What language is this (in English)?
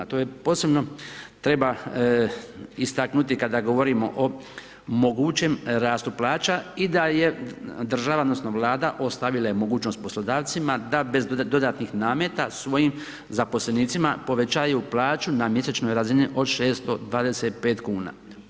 Croatian